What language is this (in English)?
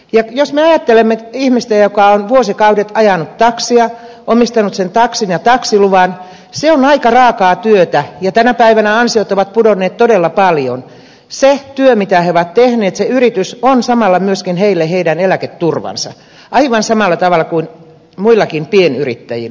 Finnish